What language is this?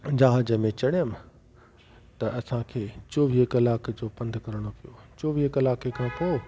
Sindhi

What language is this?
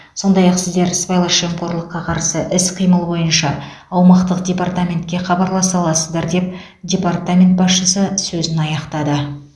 Kazakh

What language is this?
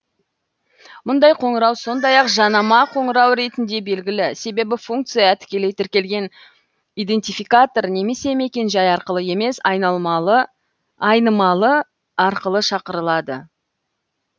Kazakh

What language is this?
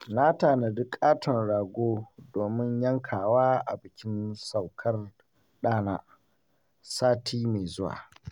Hausa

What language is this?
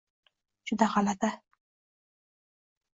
Uzbek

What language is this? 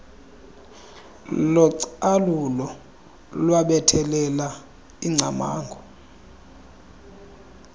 Xhosa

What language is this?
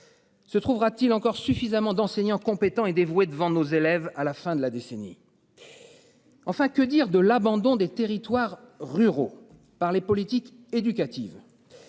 French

